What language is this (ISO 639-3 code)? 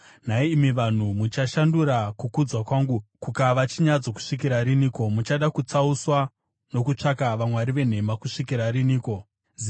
sna